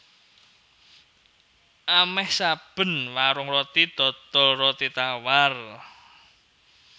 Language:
Javanese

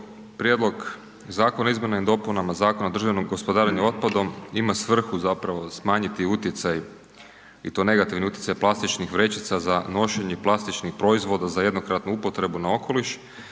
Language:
Croatian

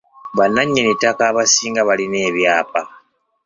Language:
Ganda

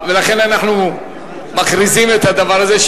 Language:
Hebrew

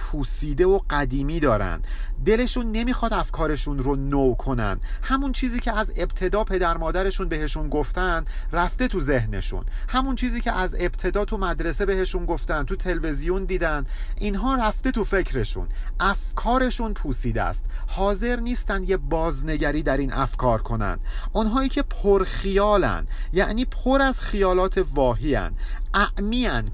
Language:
Persian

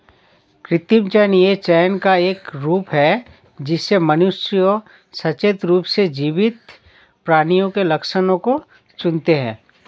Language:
Hindi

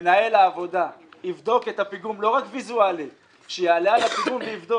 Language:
Hebrew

